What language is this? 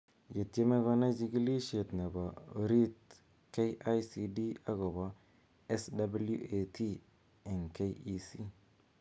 Kalenjin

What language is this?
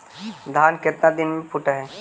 Magahi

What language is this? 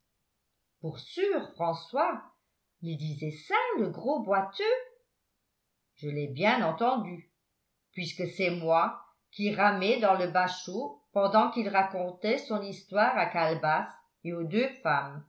French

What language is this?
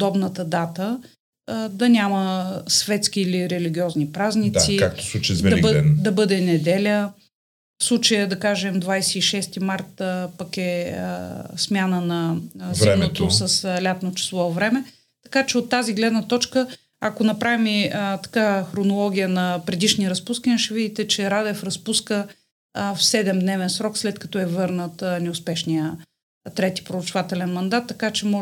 Bulgarian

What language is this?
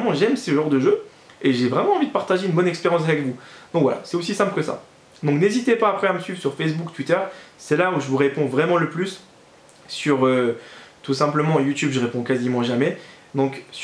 French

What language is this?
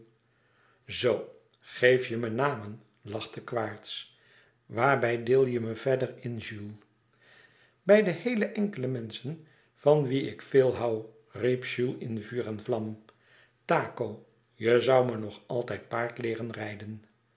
Dutch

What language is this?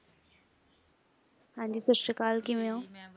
Punjabi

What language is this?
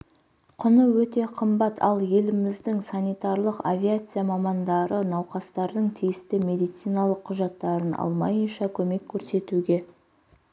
Kazakh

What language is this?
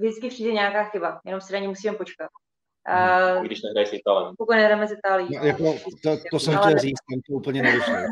Czech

